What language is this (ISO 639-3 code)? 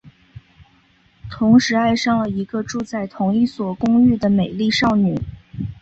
zho